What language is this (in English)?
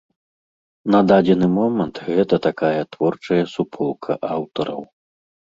Belarusian